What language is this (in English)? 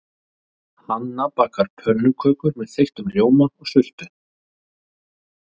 Icelandic